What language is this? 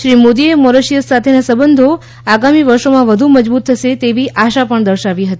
Gujarati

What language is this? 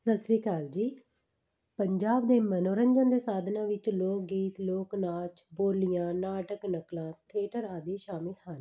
Punjabi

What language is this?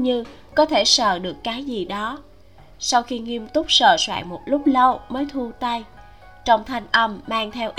Vietnamese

